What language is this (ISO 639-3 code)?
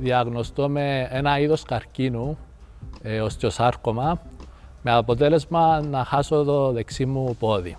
ell